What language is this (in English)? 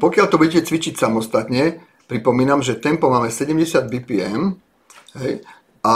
Slovak